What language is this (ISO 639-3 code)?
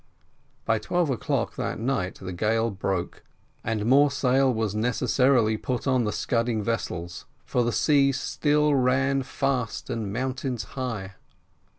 eng